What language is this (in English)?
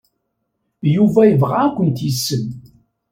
Kabyle